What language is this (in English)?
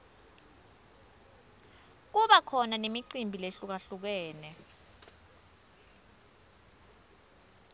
Swati